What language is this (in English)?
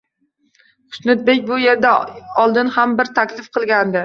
Uzbek